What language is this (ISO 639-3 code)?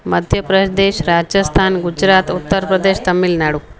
snd